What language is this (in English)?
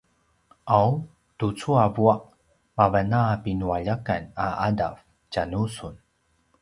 Paiwan